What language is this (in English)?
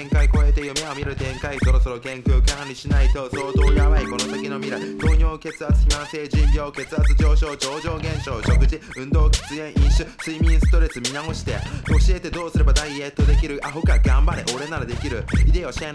Japanese